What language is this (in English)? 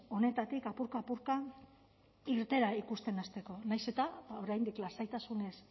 Basque